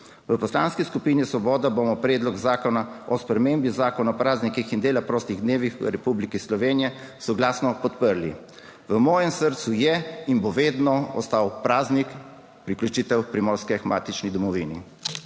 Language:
Slovenian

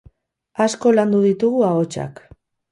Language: Basque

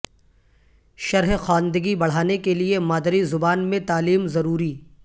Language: Urdu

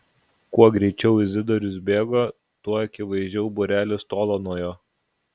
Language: Lithuanian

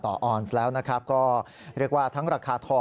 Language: Thai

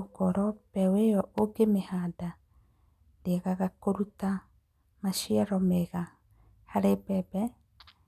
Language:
Kikuyu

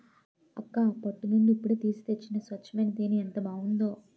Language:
Telugu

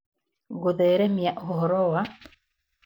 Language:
Kikuyu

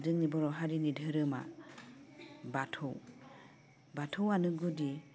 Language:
Bodo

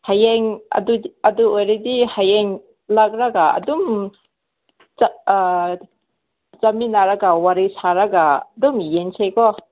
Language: Manipuri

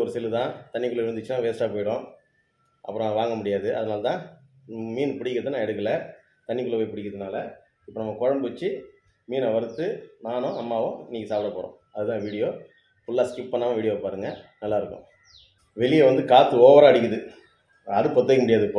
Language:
Thai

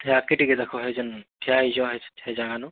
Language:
Odia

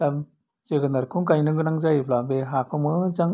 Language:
Bodo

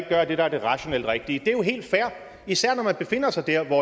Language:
Danish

